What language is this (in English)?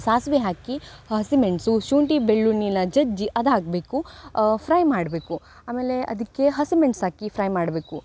Kannada